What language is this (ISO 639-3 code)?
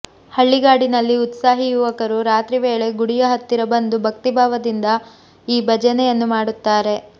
kan